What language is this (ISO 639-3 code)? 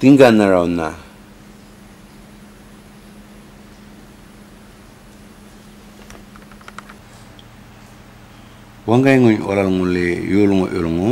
ind